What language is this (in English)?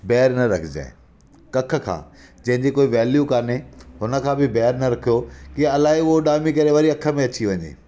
Sindhi